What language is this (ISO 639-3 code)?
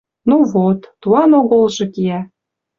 mrj